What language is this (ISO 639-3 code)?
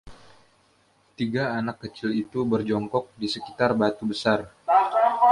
ind